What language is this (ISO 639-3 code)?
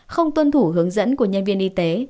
vie